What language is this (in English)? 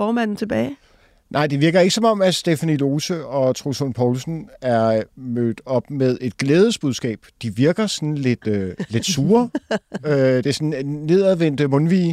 Danish